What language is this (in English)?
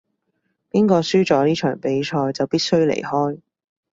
Cantonese